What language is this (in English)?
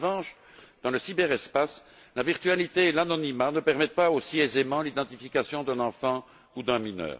French